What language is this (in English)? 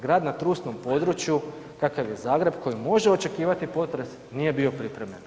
Croatian